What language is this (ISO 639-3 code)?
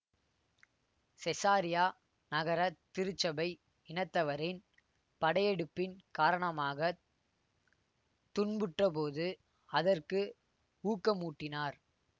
tam